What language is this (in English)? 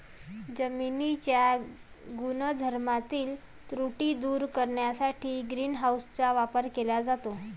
Marathi